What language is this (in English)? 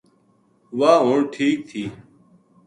Gujari